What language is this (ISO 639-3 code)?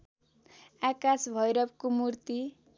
nep